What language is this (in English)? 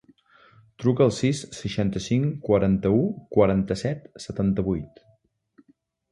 Catalan